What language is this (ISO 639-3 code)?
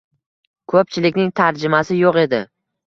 uzb